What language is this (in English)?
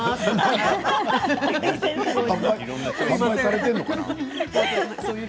Japanese